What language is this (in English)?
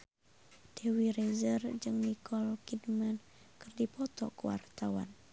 Sundanese